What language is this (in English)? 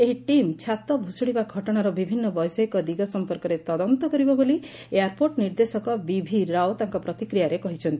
Odia